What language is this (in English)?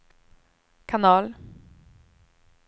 Swedish